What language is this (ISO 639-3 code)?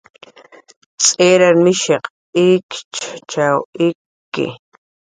jqr